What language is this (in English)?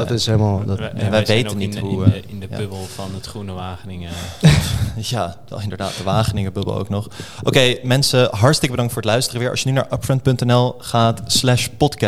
Dutch